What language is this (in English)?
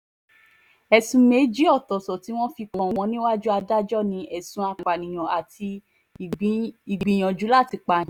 Yoruba